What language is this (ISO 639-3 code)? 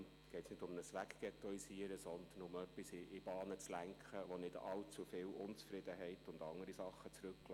gsw